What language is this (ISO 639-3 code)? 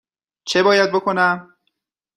fas